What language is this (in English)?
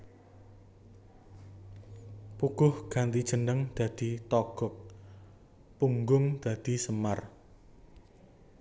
Javanese